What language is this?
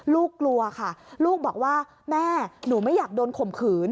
Thai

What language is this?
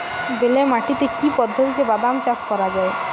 Bangla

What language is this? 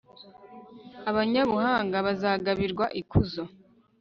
Kinyarwanda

